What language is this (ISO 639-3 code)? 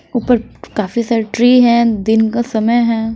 hin